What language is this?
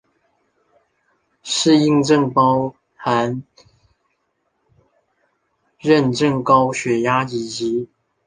Chinese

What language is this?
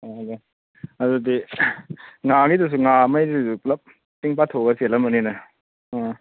Manipuri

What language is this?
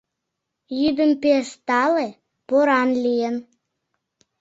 Mari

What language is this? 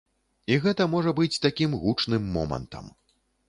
Belarusian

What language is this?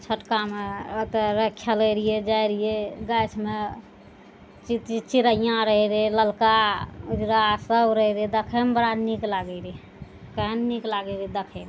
Maithili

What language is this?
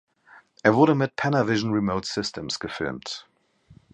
German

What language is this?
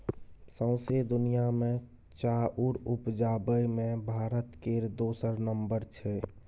Maithili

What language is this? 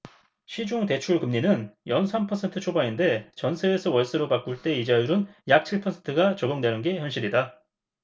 Korean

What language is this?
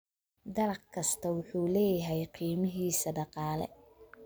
Somali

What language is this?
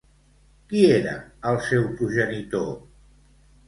Catalan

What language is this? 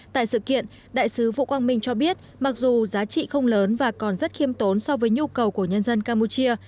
Vietnamese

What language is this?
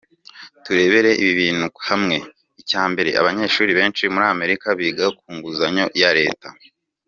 Kinyarwanda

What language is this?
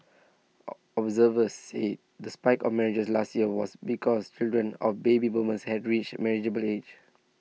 English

